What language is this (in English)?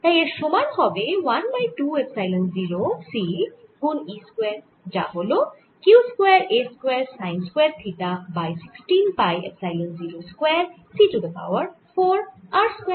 Bangla